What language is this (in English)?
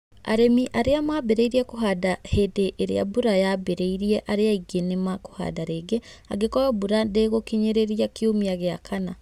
Kikuyu